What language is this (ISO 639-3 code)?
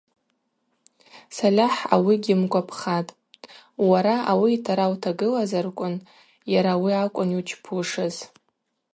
abq